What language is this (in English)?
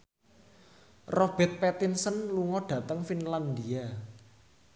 Javanese